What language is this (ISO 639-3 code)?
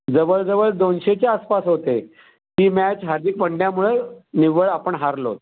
mar